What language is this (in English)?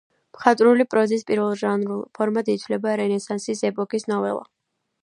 Georgian